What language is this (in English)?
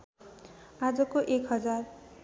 Nepali